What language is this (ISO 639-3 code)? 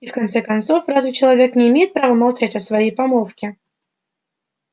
rus